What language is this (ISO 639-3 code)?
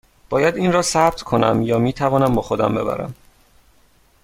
fas